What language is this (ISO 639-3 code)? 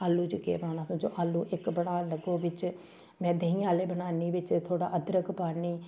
doi